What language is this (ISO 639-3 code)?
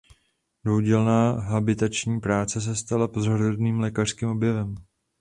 ces